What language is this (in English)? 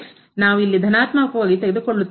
Kannada